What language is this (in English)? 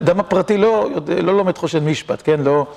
Hebrew